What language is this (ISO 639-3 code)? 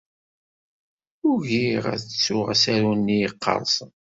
kab